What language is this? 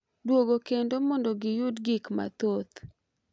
Luo (Kenya and Tanzania)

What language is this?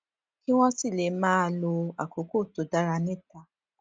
Yoruba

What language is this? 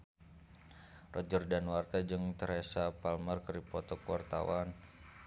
Sundanese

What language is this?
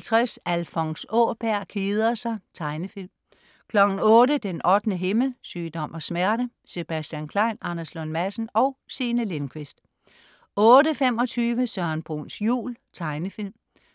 Danish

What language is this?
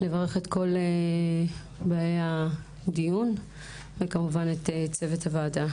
Hebrew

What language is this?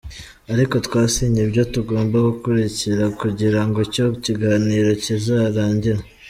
Kinyarwanda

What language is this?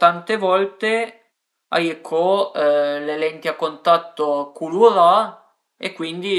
Piedmontese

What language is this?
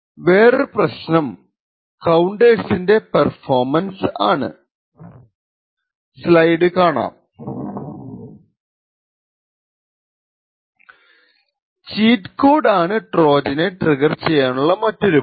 Malayalam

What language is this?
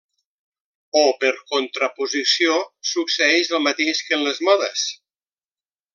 Catalan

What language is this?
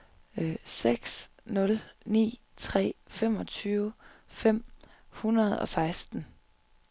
Danish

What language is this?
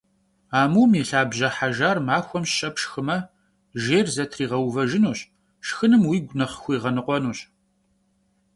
Kabardian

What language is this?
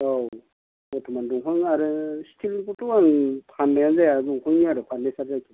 Bodo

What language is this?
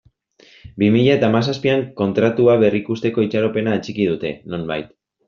Basque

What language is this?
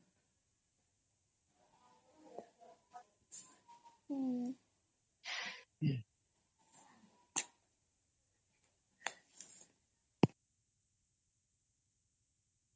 Odia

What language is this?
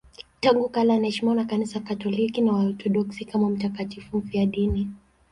Swahili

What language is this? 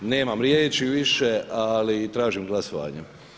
Croatian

